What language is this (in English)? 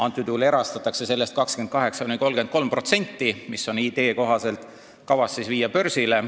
Estonian